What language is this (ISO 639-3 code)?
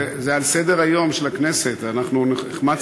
heb